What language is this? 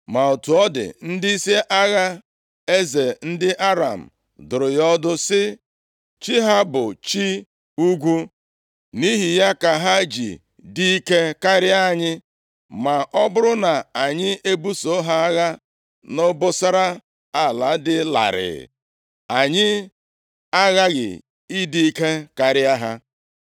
Igbo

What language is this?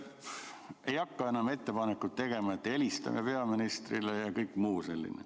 Estonian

